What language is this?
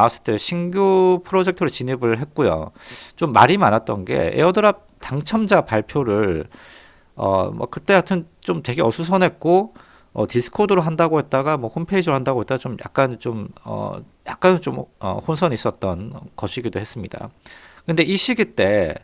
Korean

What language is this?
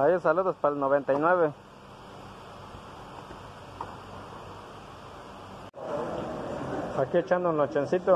Spanish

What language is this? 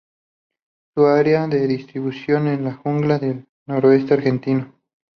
Spanish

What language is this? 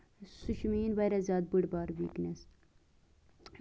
Kashmiri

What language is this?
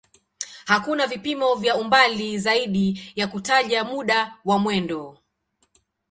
Swahili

